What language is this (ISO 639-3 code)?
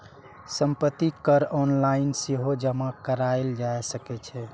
mai